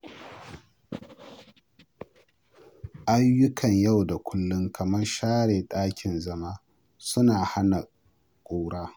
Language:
Hausa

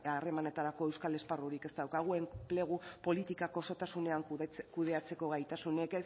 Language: Basque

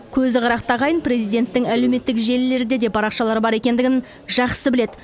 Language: Kazakh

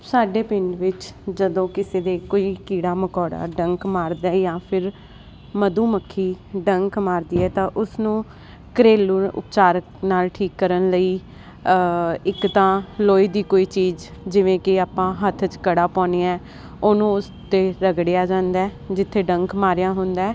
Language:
Punjabi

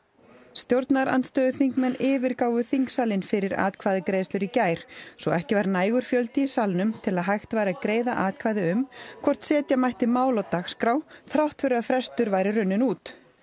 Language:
Icelandic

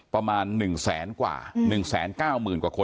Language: Thai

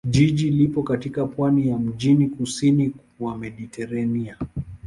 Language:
Swahili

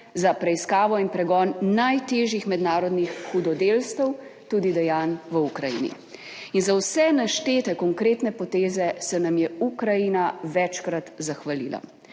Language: Slovenian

